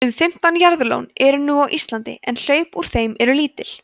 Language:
Icelandic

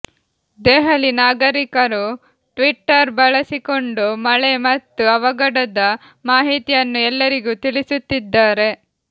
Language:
Kannada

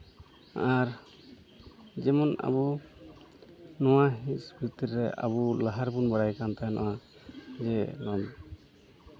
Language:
Santali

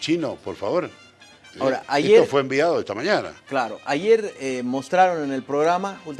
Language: Spanish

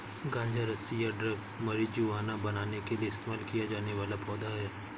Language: Hindi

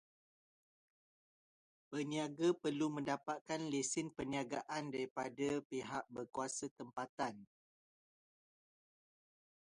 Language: Malay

